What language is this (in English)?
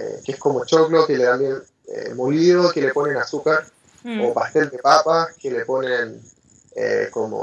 Spanish